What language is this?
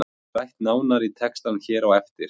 Icelandic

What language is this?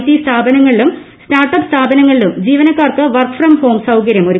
Malayalam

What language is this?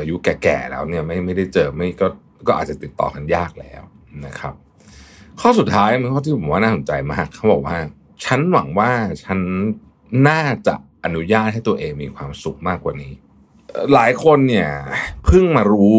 Thai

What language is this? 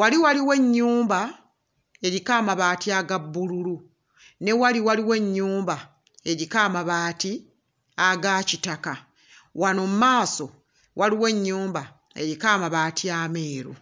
Ganda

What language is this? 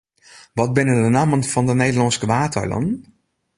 Western Frisian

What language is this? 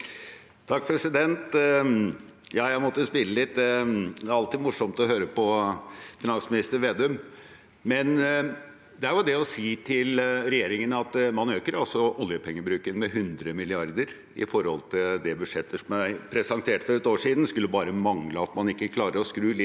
Norwegian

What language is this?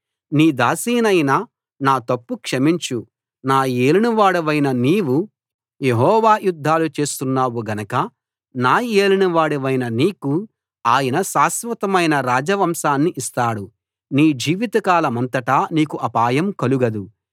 Telugu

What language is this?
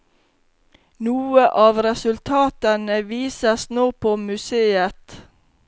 Norwegian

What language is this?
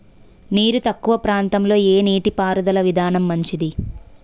Telugu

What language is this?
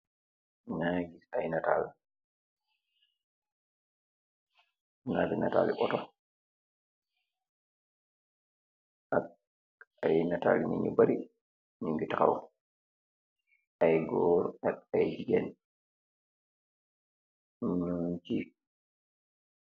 Wolof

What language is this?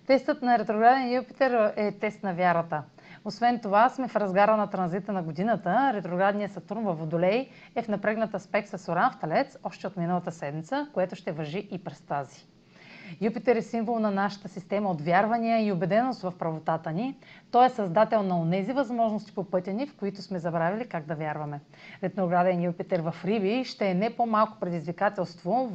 Bulgarian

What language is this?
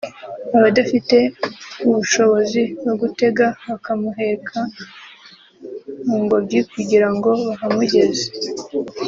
Kinyarwanda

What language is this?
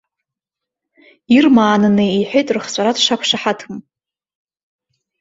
Abkhazian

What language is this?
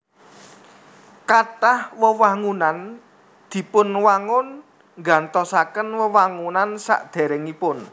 Javanese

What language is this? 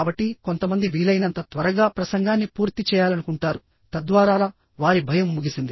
Telugu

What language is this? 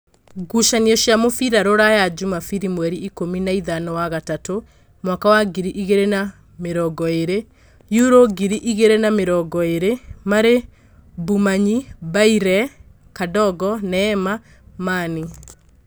Kikuyu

